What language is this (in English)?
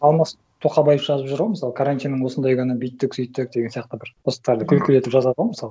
Kazakh